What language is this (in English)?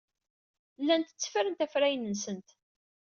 Kabyle